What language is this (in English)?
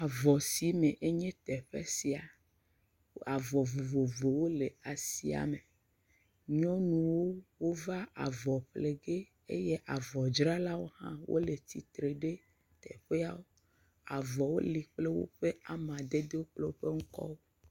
Ewe